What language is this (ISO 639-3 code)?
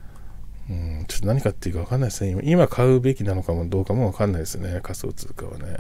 jpn